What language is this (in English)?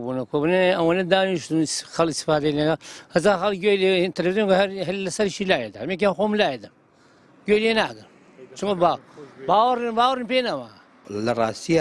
Norwegian